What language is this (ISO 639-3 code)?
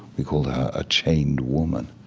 eng